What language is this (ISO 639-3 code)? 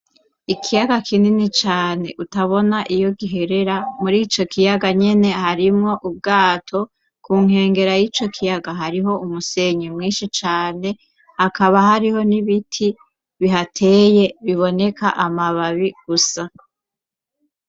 run